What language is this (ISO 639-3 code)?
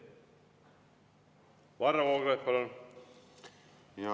est